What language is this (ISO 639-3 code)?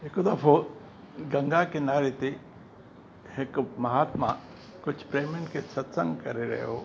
snd